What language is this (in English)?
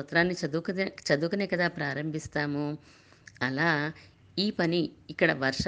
Telugu